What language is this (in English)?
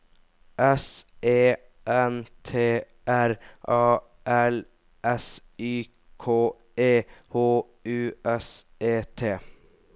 Norwegian